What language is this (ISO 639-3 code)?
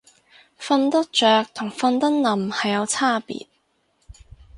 yue